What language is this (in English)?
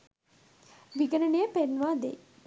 Sinhala